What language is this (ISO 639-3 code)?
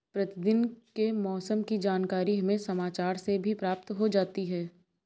hin